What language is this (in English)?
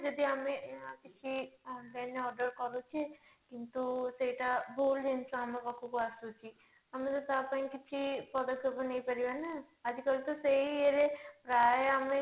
Odia